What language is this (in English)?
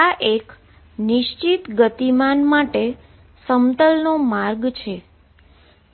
Gujarati